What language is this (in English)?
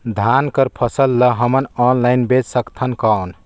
Chhattisgarhi